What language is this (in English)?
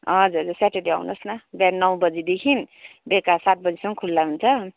Nepali